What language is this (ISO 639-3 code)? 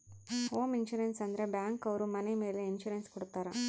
kan